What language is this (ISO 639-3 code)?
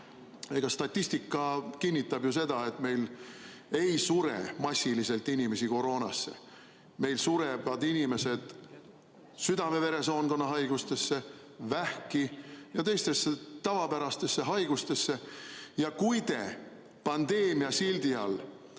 est